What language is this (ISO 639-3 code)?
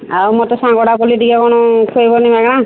ori